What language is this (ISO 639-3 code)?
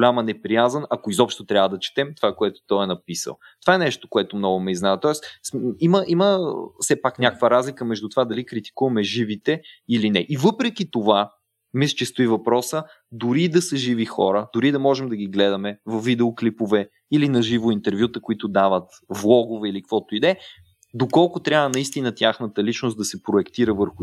bul